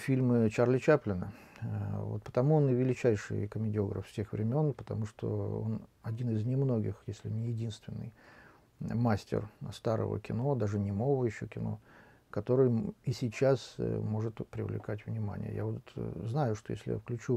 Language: Russian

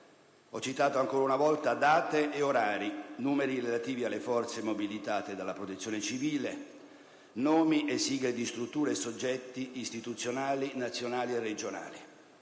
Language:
Italian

